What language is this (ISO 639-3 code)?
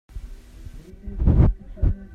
cnh